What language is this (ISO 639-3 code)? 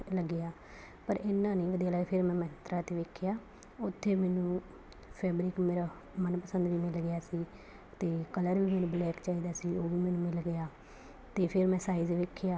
pan